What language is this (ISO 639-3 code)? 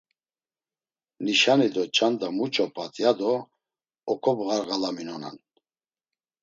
lzz